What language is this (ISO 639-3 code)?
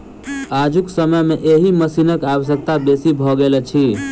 mai